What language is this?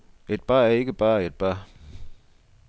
Danish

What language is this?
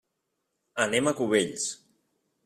Catalan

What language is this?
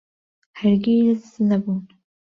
Central Kurdish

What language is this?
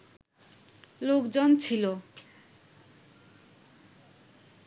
Bangla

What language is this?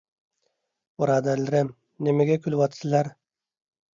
Uyghur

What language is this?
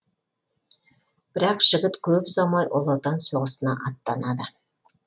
Kazakh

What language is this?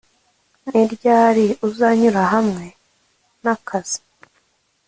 Kinyarwanda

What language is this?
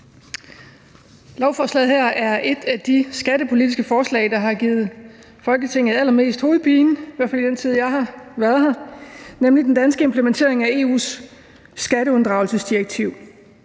Danish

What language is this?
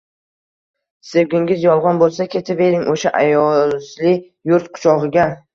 Uzbek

